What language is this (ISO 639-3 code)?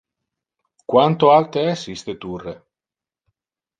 ina